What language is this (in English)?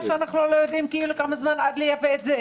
Hebrew